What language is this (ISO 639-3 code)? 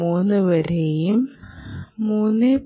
mal